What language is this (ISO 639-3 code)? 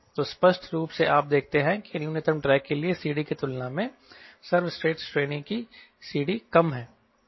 hin